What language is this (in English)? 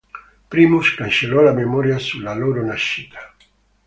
Italian